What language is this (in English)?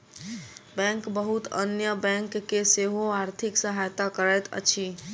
Maithili